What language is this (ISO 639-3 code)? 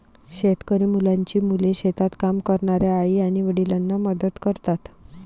mar